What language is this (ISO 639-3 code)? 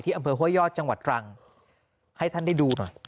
tha